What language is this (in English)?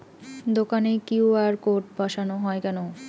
Bangla